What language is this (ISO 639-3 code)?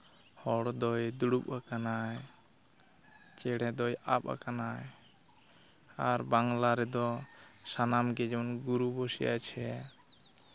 sat